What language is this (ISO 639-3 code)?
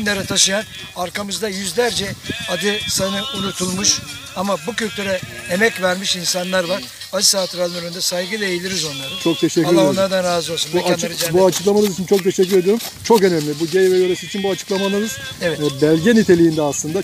tur